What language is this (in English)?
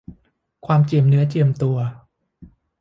Thai